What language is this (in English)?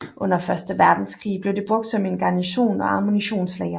Danish